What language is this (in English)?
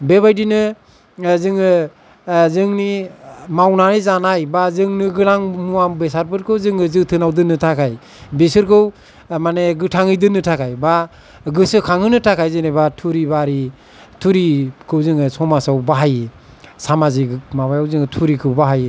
Bodo